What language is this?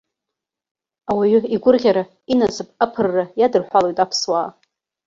Abkhazian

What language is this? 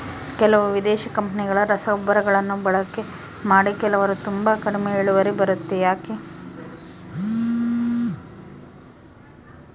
Kannada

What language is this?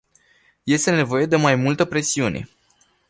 Romanian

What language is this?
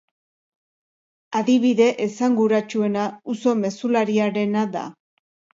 Basque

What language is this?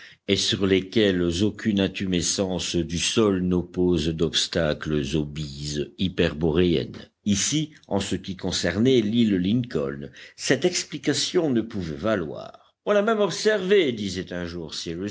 French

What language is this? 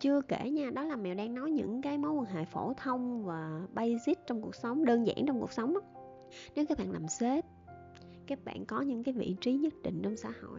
Vietnamese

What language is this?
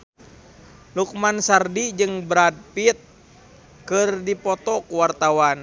Sundanese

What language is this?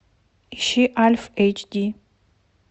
Russian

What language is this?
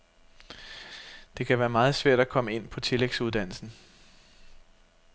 Danish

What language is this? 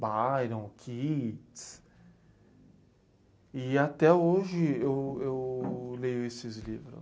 Portuguese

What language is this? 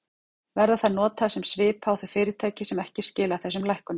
Icelandic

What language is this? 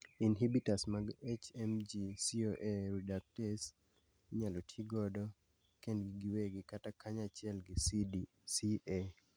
Luo (Kenya and Tanzania)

